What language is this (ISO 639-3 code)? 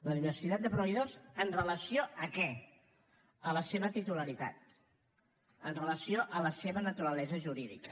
cat